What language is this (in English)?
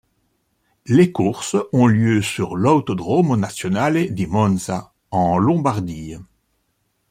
French